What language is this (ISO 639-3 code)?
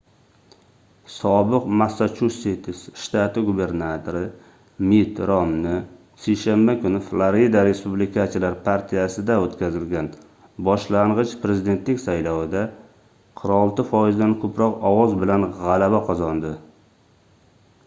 uzb